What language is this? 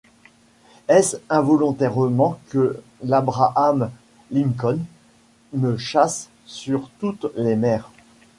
French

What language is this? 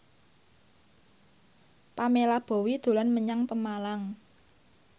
Javanese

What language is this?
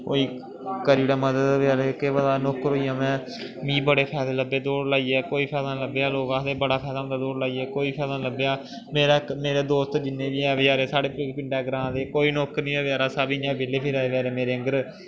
Dogri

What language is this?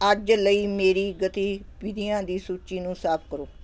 Punjabi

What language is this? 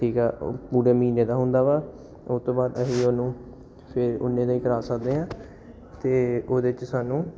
Punjabi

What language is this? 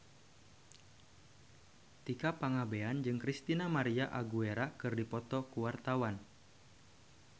Sundanese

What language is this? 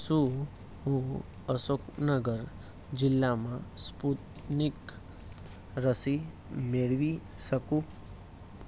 Gujarati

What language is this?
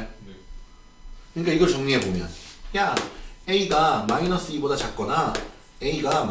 Korean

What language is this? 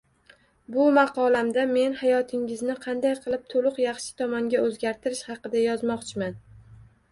Uzbek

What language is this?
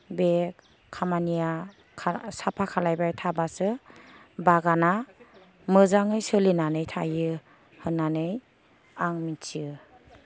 Bodo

